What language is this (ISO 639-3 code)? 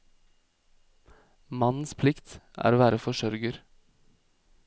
nor